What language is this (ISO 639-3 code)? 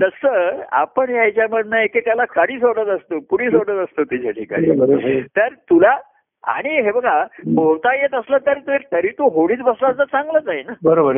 mar